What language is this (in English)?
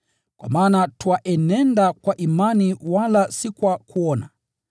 Swahili